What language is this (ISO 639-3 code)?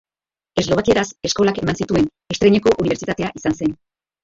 eus